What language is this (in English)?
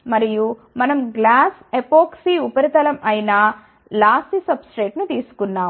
Telugu